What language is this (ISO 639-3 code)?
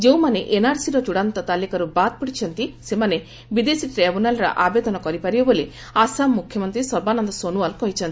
ori